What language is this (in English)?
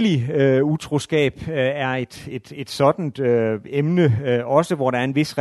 Danish